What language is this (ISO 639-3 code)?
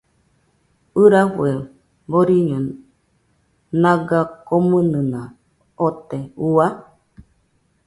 hux